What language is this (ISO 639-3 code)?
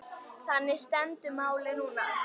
isl